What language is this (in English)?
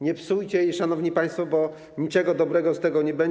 Polish